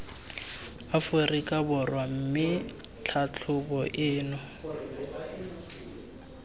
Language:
Tswana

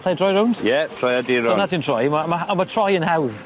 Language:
Welsh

